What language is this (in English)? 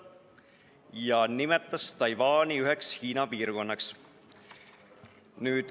Estonian